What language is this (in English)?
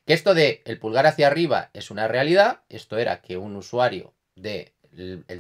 Spanish